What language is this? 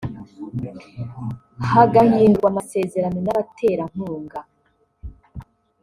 Kinyarwanda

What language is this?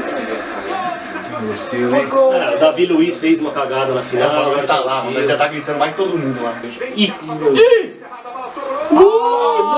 Portuguese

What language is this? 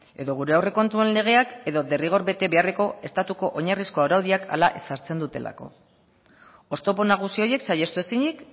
Basque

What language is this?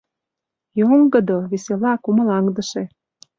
Mari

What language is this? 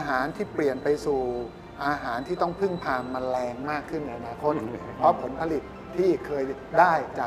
Thai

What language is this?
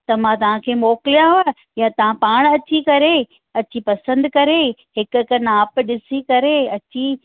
Sindhi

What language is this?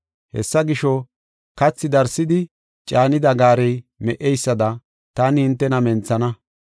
Gofa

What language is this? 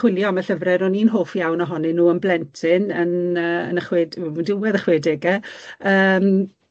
Welsh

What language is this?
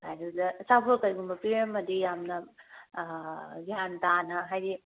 Manipuri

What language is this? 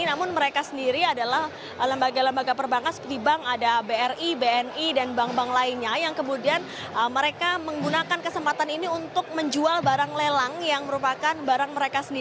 Indonesian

